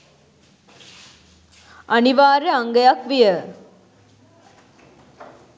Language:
Sinhala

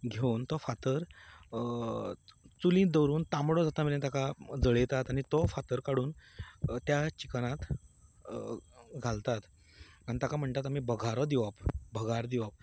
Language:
Konkani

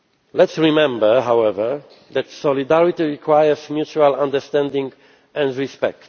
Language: English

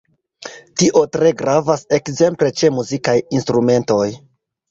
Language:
Esperanto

